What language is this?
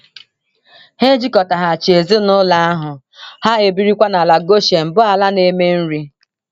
Igbo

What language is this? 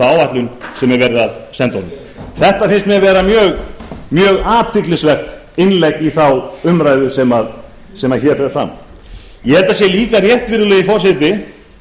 Icelandic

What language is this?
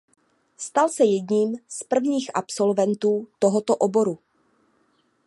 Czech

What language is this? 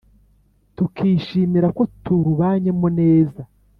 Kinyarwanda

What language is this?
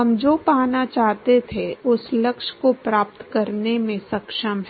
Hindi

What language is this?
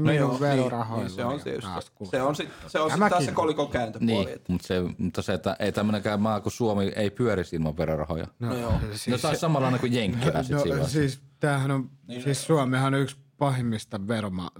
Finnish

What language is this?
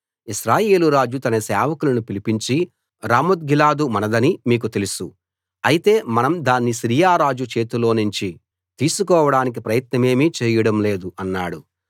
Telugu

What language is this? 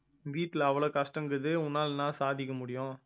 Tamil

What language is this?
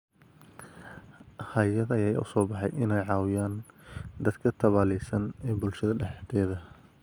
Somali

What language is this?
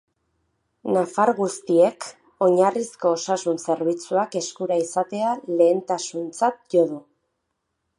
Basque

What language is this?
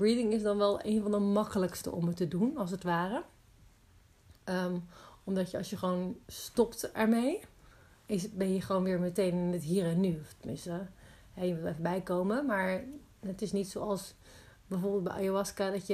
Dutch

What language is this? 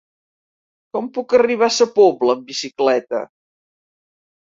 Catalan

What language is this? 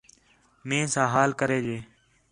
Khetrani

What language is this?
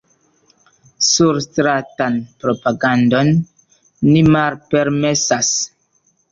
Esperanto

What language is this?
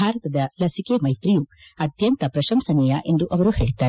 Kannada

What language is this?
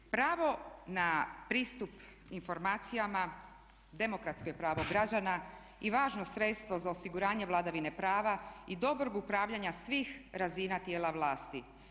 Croatian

